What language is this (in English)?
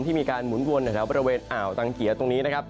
Thai